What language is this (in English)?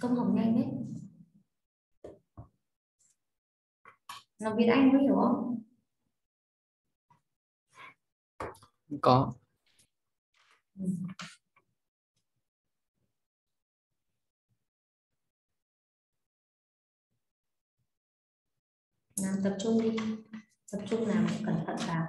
Vietnamese